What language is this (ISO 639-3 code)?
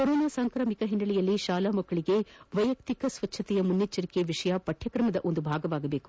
kan